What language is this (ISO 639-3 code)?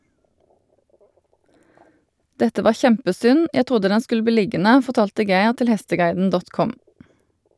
nor